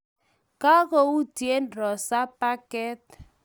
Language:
Kalenjin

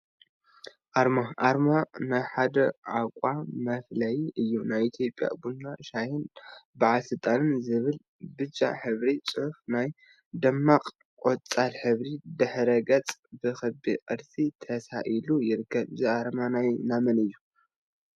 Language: Tigrinya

